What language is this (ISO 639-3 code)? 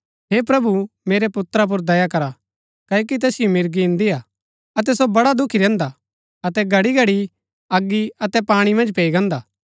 gbk